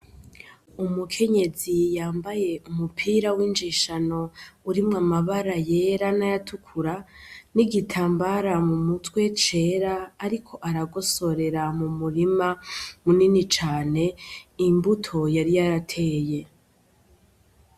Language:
Rundi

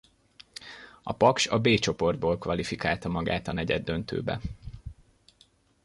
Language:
Hungarian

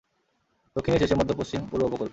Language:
Bangla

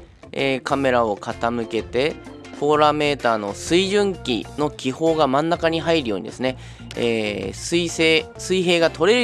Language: Japanese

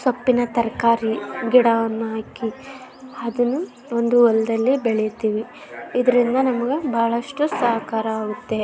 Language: Kannada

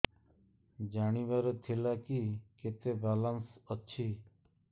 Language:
Odia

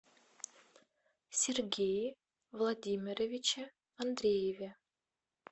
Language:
Russian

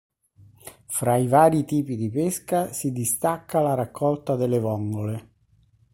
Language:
Italian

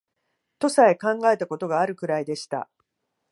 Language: Japanese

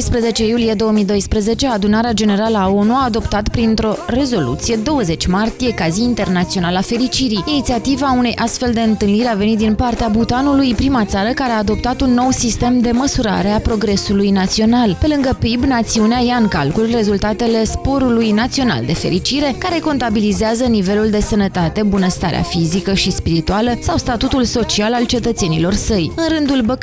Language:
Romanian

